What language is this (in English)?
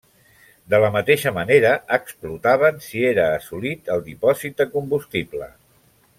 Catalan